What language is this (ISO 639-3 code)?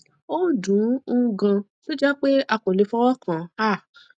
yor